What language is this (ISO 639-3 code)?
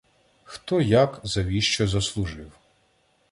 ukr